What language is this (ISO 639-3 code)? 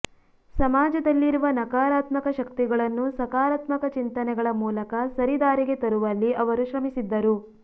kan